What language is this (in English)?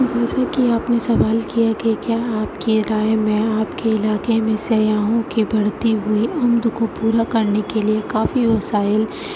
Urdu